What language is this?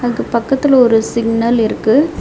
Tamil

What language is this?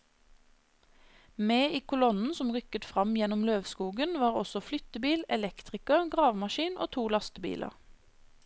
Norwegian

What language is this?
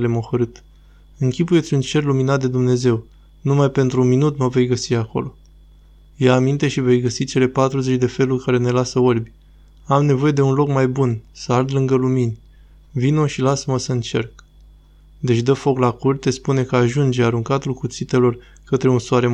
Romanian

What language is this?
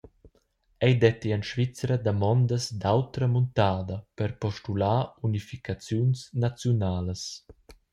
Romansh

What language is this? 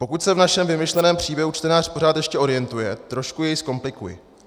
Czech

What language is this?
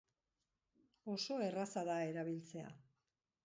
Basque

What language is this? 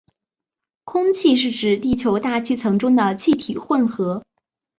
Chinese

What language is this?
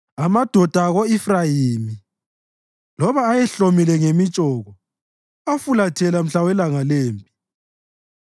North Ndebele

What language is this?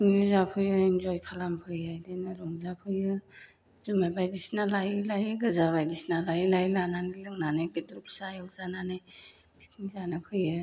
Bodo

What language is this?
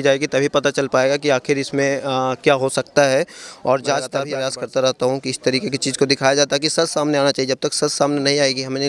Hindi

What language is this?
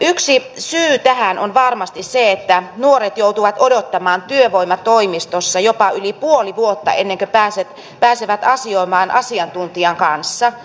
Finnish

